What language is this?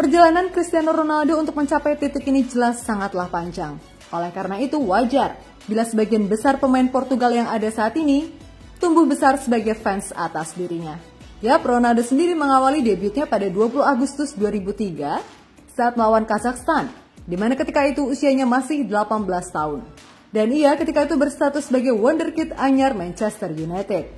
Indonesian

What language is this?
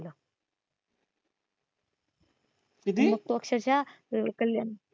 Marathi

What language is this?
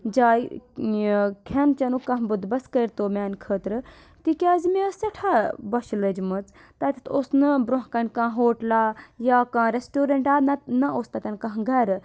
Kashmiri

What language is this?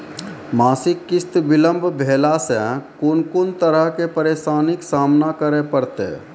Maithili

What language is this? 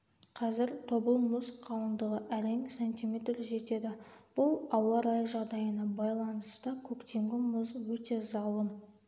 Kazakh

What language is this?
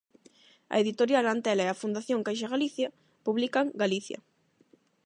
Galician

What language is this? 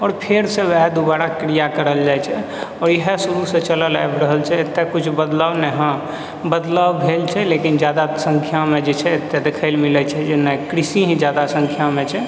Maithili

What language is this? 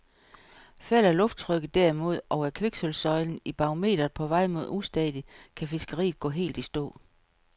Danish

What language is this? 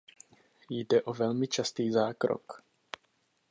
Czech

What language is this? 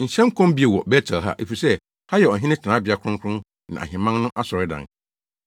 Akan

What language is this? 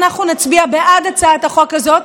Hebrew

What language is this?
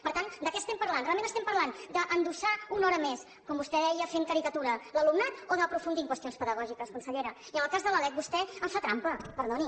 Catalan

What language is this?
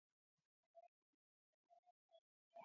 Georgian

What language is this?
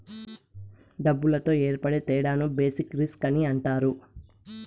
Telugu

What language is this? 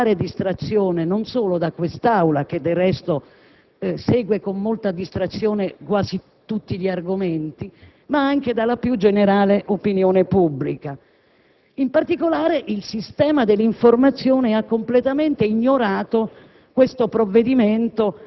Italian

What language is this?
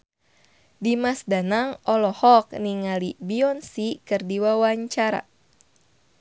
Sundanese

